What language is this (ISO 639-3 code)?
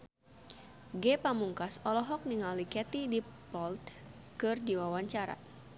sun